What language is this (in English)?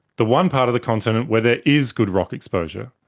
English